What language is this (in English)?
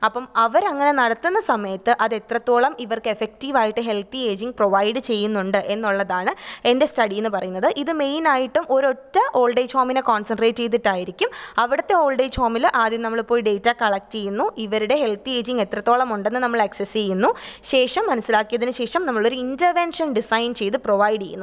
Malayalam